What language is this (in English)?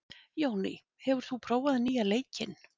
Icelandic